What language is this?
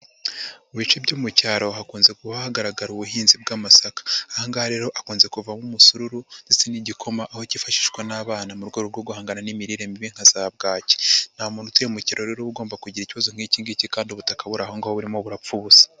Kinyarwanda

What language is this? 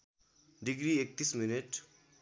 Nepali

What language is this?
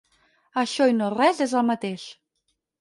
Catalan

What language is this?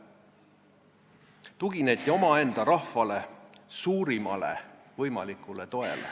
Estonian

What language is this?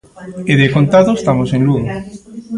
Galician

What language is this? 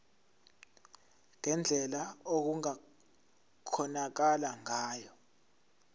Zulu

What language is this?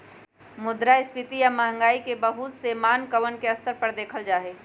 Magahi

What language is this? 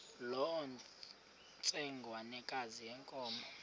Xhosa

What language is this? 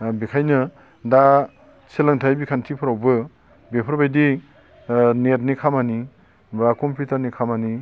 Bodo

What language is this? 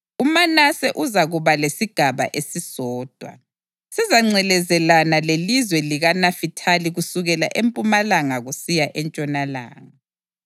North Ndebele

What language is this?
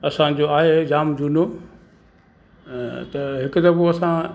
Sindhi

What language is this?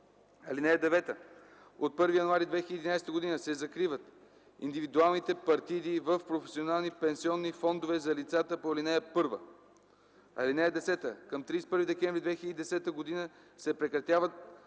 Bulgarian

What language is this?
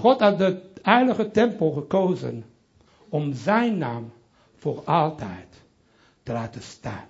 Dutch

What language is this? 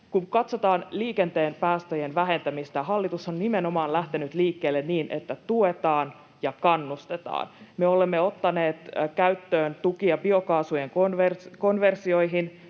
Finnish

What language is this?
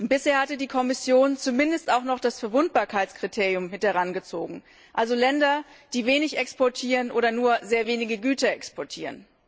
German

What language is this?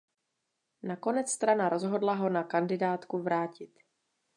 Czech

